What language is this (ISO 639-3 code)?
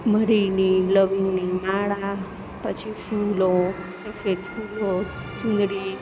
guj